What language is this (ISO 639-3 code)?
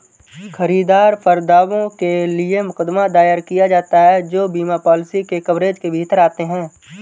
hin